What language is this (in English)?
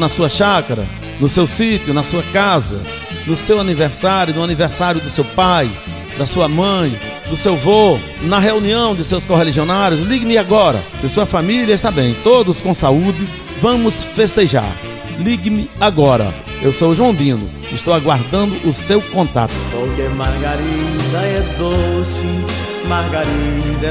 Portuguese